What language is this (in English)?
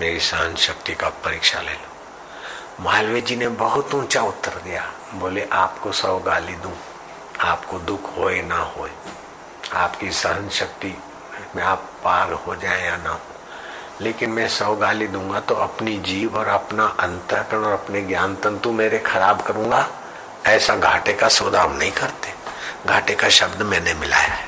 Hindi